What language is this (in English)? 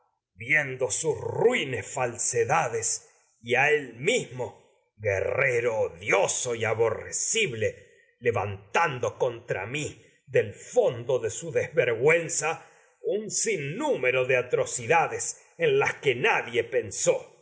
Spanish